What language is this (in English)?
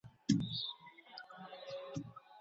Pashto